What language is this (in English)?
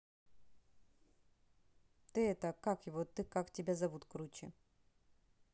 Russian